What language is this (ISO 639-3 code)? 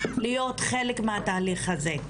heb